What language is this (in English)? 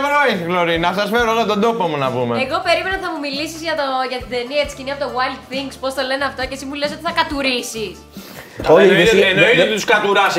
Greek